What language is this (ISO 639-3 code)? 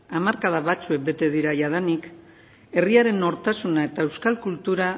eus